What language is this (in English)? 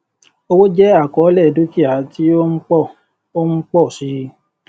Yoruba